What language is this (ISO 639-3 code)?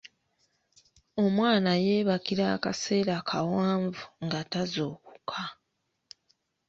lug